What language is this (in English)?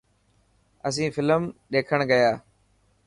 Dhatki